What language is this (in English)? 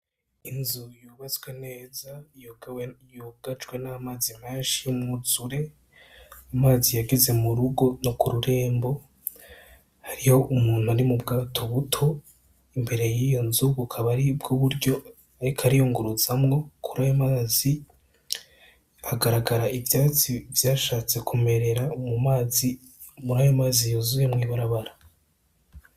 Rundi